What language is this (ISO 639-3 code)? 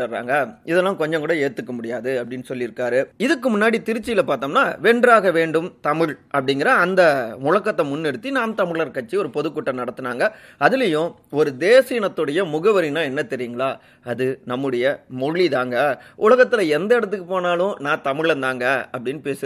tam